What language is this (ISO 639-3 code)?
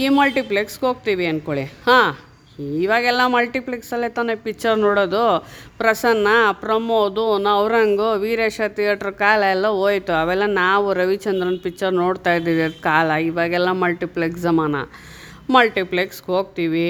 kan